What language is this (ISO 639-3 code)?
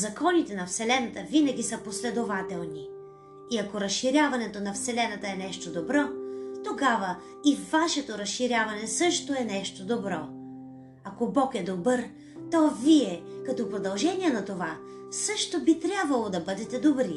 bul